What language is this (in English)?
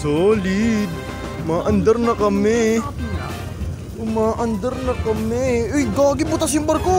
Indonesian